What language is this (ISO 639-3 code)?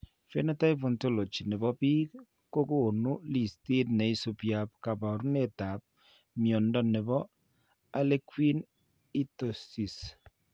kln